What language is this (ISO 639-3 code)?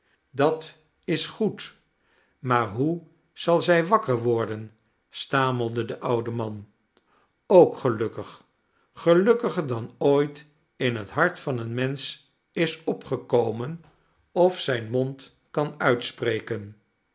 nld